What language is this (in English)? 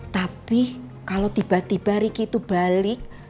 Indonesian